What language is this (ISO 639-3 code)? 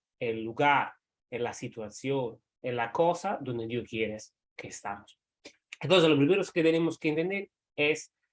spa